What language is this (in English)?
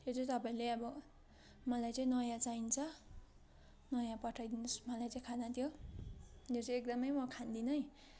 Nepali